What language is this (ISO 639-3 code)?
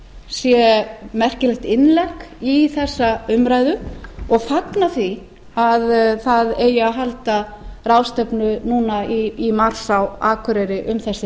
isl